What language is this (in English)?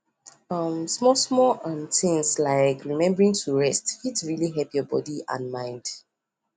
Nigerian Pidgin